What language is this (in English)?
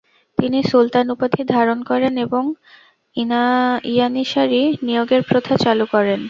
Bangla